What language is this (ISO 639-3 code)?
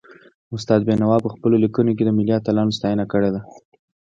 pus